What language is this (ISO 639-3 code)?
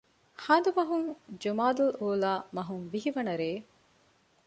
div